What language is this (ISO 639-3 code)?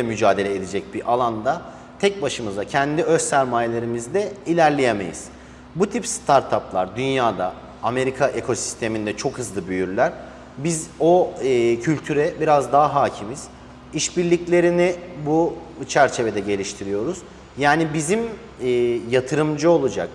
tur